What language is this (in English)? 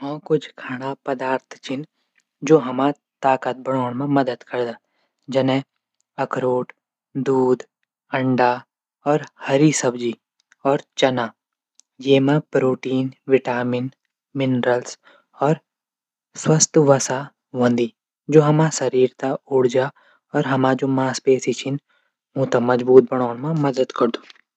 Garhwali